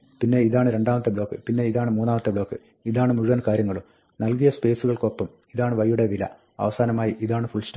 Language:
Malayalam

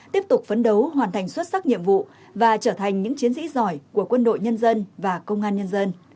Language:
Vietnamese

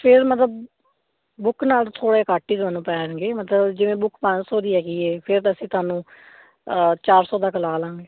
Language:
Punjabi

